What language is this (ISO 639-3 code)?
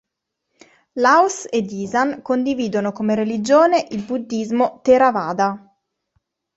ita